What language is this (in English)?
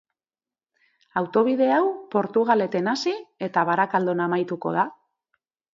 Basque